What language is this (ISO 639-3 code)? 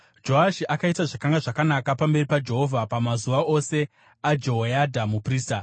sna